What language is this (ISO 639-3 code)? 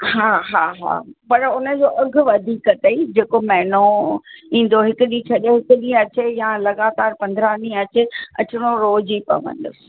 snd